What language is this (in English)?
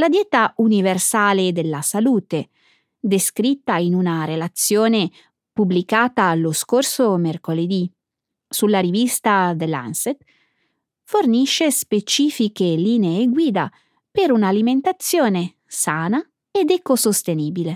Italian